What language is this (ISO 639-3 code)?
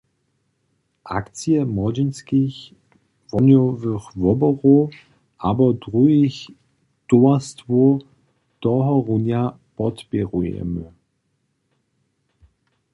hsb